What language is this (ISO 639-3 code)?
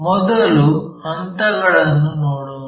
kan